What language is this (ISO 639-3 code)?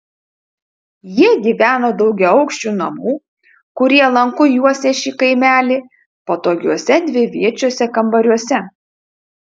lit